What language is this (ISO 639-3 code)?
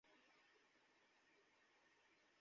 ben